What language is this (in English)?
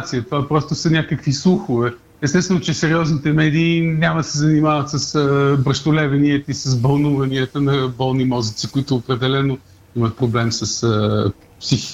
Bulgarian